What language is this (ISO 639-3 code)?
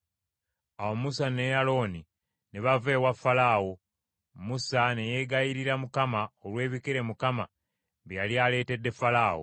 lug